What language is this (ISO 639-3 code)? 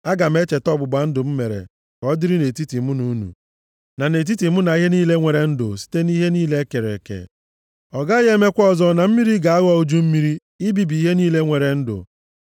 ibo